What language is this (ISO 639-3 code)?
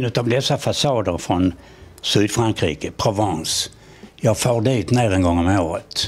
swe